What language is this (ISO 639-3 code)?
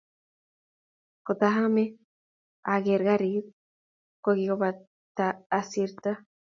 kln